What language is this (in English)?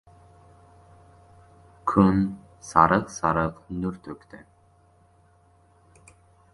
Uzbek